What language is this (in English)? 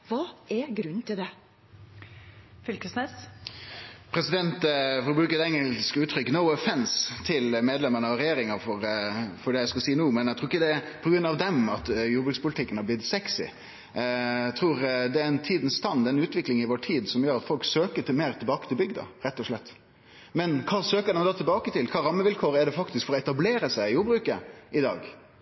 Norwegian